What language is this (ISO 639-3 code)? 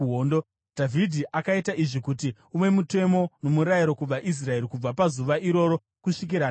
sna